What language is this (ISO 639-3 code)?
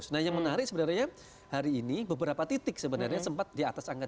ind